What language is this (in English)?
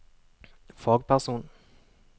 Norwegian